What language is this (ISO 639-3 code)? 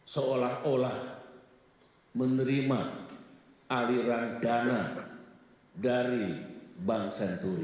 ind